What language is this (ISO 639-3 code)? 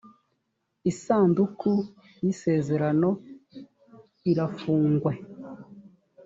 kin